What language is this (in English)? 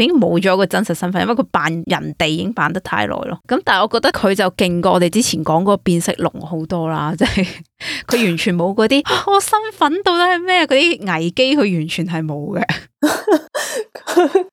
Chinese